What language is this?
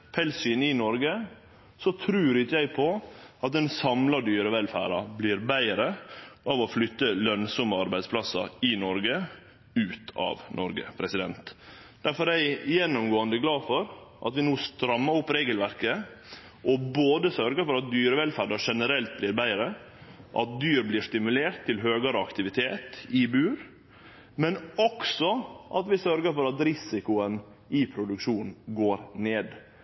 Norwegian Nynorsk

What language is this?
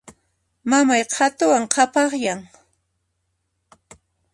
Puno Quechua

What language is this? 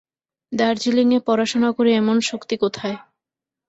Bangla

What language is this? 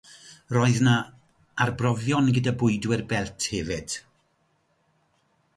Welsh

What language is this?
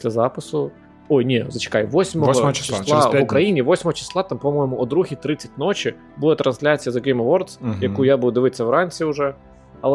Ukrainian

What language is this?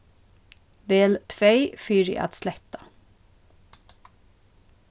Faroese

